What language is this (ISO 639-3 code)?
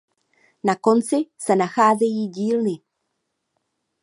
ces